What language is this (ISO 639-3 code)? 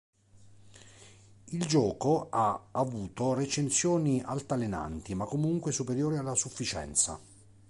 ita